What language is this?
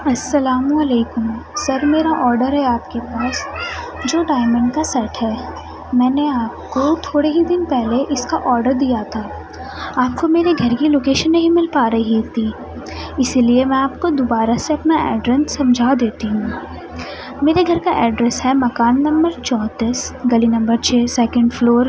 Urdu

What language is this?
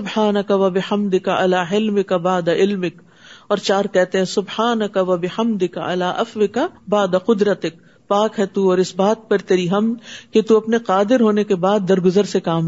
Urdu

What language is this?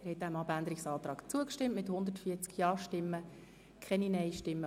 Swiss German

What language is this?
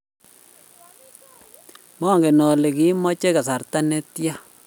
Kalenjin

